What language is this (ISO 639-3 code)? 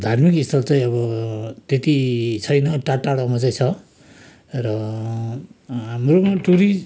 nep